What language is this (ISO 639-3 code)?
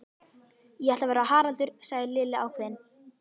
isl